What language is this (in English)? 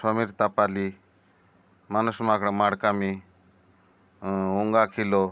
Odia